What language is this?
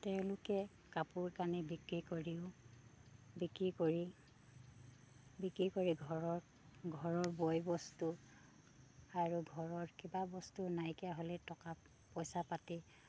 Assamese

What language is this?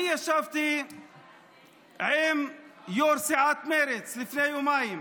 Hebrew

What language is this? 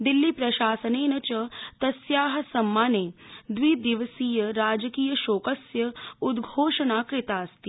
Sanskrit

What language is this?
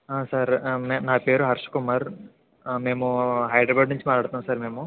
Telugu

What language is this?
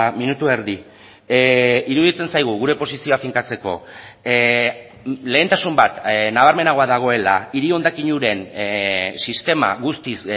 Basque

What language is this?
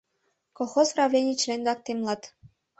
Mari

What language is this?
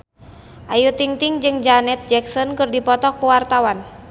Sundanese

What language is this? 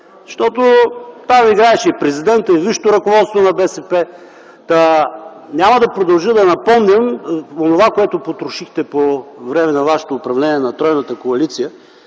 Bulgarian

